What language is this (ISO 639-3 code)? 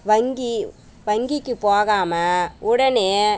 tam